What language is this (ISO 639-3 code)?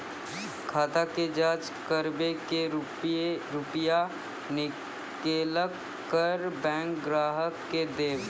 mai